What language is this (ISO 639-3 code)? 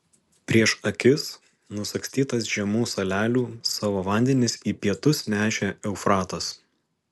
lit